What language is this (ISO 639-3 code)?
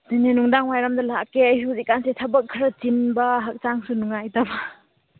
mni